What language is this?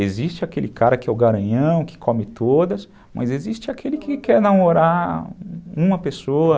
Portuguese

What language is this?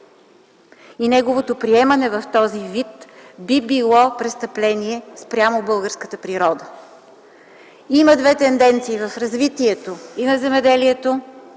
Bulgarian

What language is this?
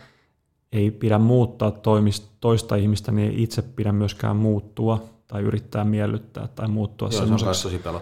Finnish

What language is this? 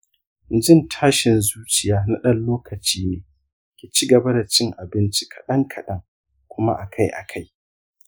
Hausa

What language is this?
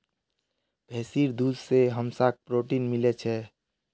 Magahi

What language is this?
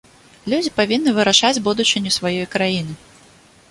Belarusian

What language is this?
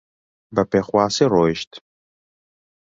Central Kurdish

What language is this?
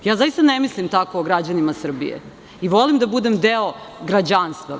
Serbian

